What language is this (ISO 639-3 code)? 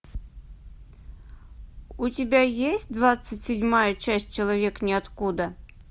rus